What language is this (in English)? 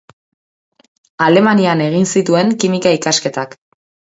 Basque